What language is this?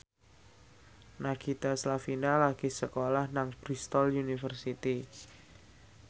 Javanese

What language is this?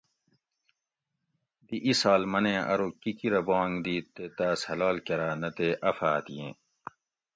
Gawri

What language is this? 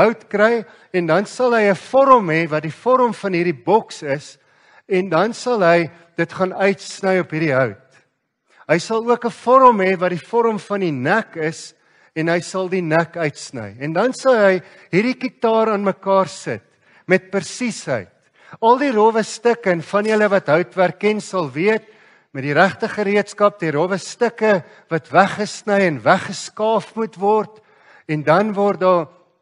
Dutch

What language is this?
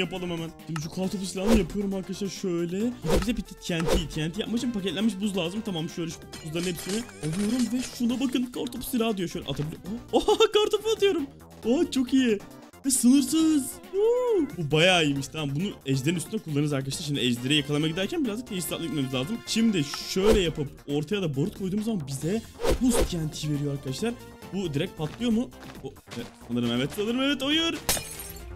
Turkish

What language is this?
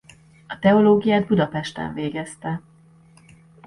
Hungarian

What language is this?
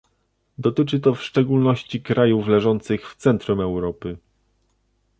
Polish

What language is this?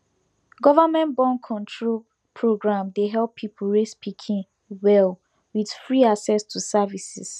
Nigerian Pidgin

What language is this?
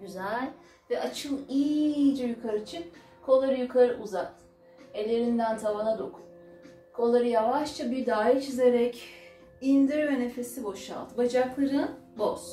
Turkish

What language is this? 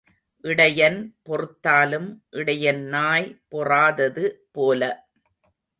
Tamil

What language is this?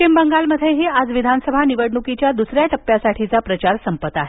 Marathi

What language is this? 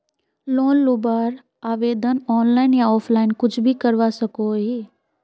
Magahi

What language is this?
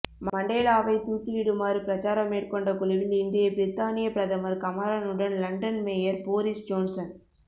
Tamil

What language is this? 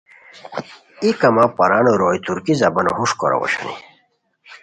Khowar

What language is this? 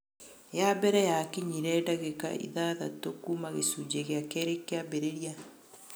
Kikuyu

